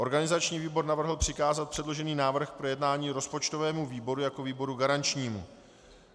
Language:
Czech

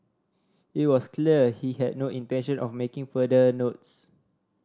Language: English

